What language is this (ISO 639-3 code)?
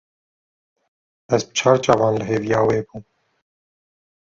kur